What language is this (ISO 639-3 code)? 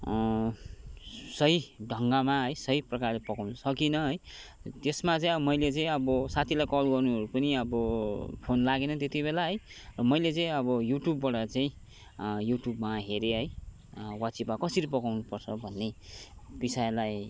nep